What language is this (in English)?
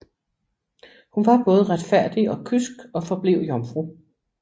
Danish